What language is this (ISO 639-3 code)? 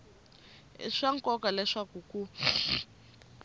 tso